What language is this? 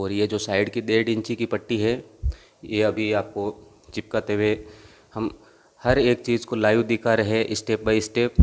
Hindi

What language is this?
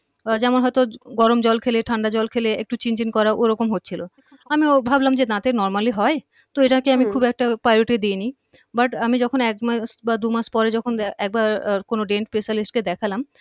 Bangla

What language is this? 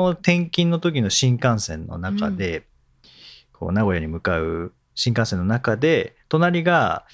Japanese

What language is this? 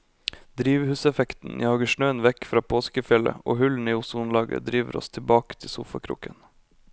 Norwegian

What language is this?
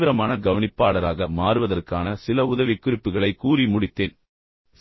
Tamil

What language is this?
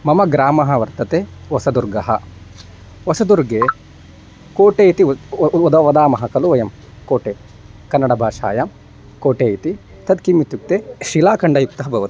Sanskrit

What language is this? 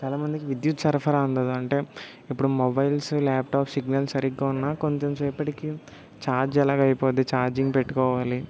Telugu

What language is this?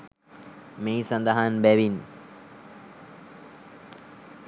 Sinhala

